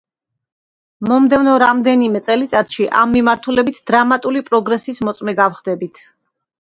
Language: Georgian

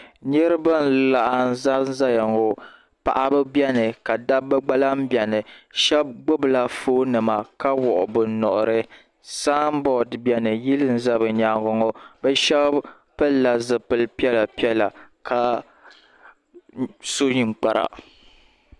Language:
Dagbani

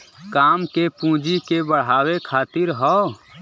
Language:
Bhojpuri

